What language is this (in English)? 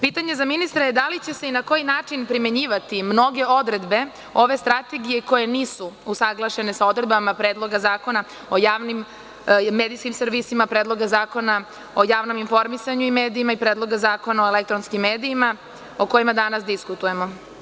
Serbian